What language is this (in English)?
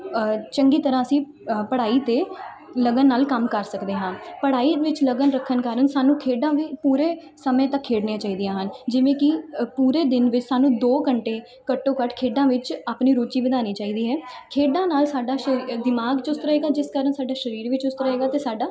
Punjabi